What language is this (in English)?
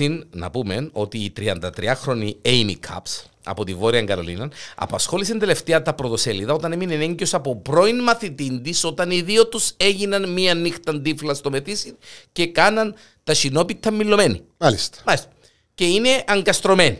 Greek